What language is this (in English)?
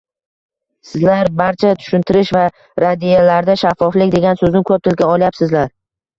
Uzbek